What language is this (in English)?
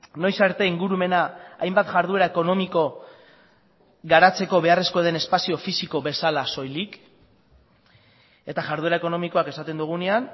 Basque